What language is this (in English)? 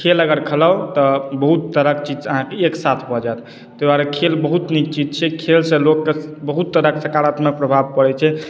Maithili